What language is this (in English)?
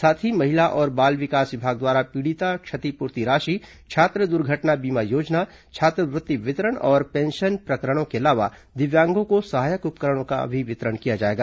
Hindi